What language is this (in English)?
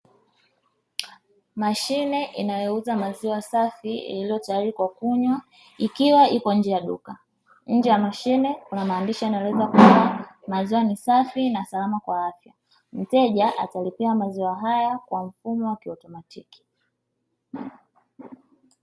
Swahili